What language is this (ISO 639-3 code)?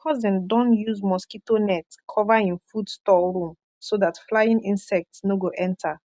pcm